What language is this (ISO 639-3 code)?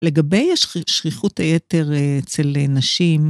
heb